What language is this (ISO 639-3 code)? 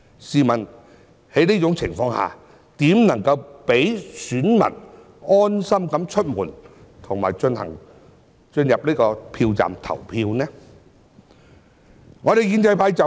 yue